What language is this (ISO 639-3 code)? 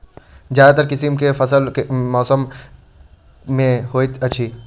mai